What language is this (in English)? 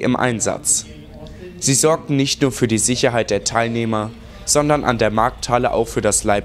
German